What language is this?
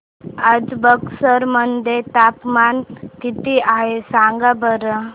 Marathi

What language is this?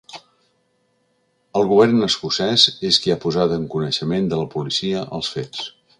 Catalan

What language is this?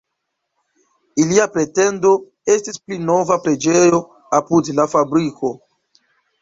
Esperanto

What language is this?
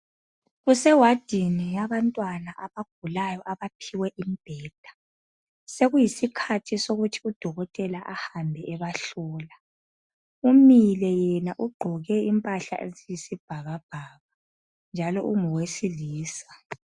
North Ndebele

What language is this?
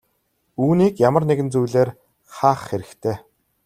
Mongolian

